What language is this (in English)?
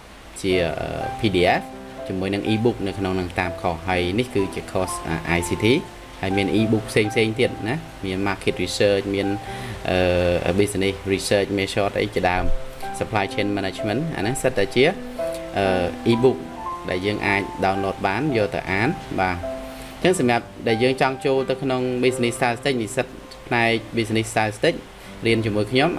Vietnamese